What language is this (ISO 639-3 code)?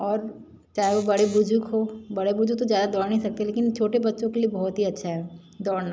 hin